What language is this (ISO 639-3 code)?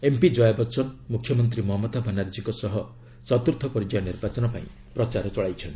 ori